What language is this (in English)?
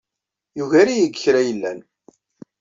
Kabyle